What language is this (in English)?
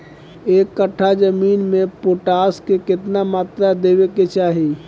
Bhojpuri